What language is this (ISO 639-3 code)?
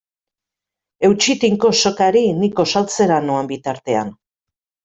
eus